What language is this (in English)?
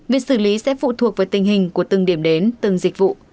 Vietnamese